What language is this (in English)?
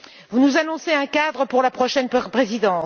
French